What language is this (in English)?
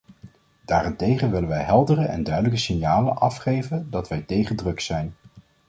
Dutch